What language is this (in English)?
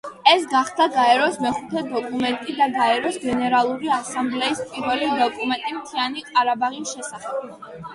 Georgian